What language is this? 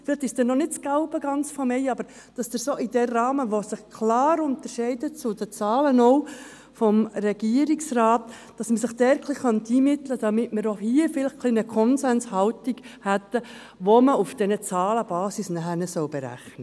Swiss German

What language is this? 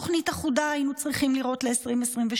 Hebrew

